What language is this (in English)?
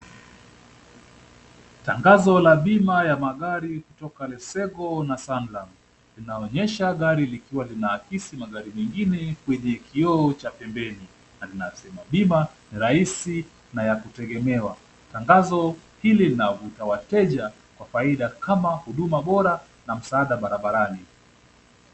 Swahili